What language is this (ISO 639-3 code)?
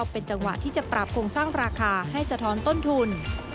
tha